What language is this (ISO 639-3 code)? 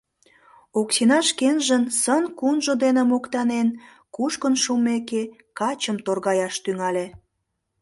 chm